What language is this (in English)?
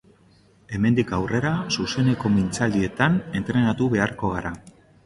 Basque